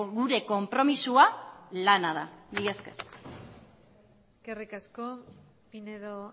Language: Basque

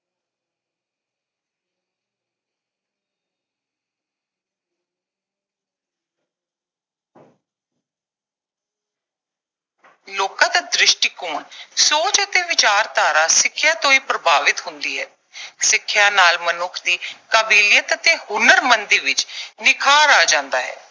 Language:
Punjabi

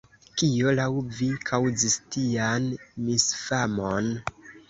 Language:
Esperanto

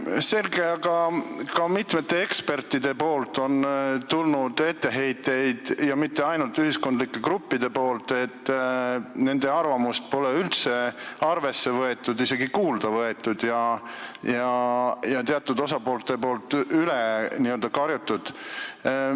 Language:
Estonian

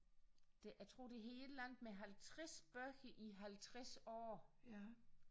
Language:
Danish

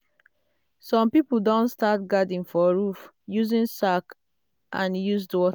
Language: Nigerian Pidgin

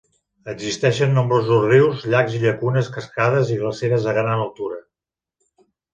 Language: Catalan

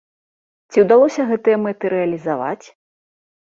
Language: Belarusian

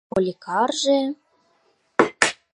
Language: Mari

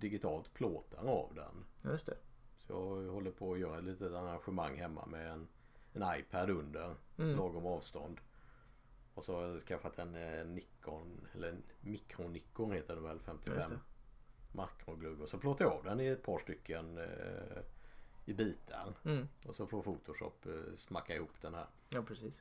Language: Swedish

